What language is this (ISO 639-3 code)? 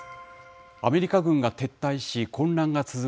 jpn